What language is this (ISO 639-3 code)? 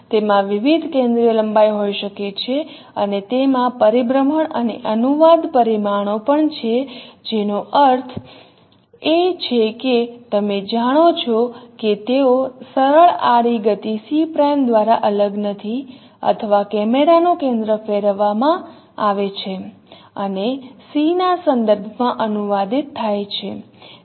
guj